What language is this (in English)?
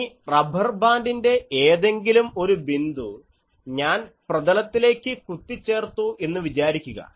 Malayalam